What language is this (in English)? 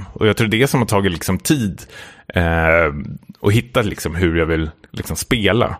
Swedish